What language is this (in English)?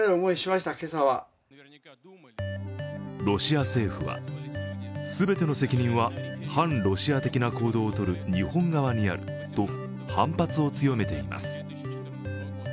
Japanese